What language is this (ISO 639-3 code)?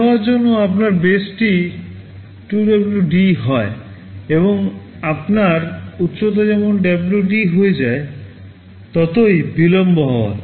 ben